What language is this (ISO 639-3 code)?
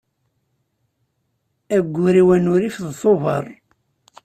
kab